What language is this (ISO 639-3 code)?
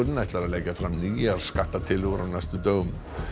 isl